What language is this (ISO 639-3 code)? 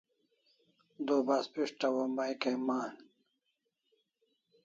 kls